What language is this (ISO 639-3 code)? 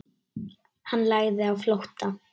isl